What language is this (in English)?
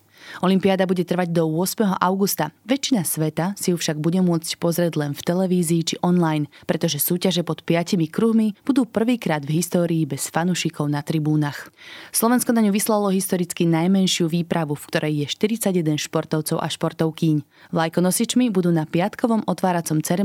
Slovak